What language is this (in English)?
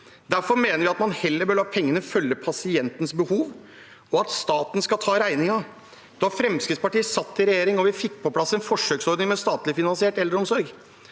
Norwegian